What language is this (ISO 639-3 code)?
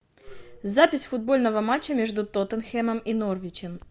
rus